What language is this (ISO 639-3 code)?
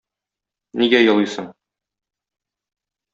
tat